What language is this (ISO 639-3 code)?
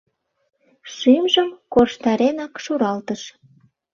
chm